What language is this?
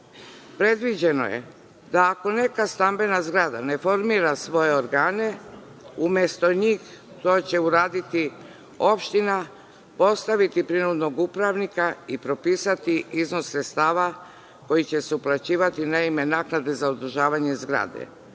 Serbian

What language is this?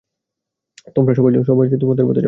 Bangla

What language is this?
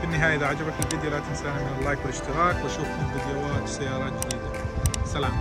Arabic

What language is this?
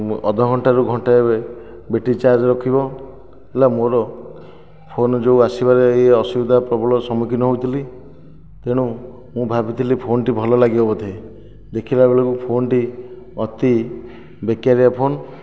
Odia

